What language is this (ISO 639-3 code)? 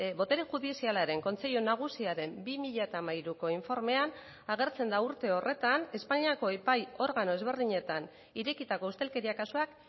eus